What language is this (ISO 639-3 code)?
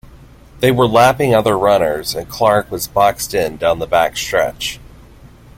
eng